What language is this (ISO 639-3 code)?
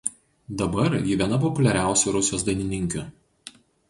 lit